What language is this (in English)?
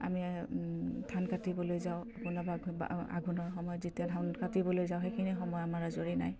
Assamese